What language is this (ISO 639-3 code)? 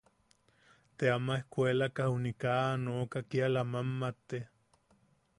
yaq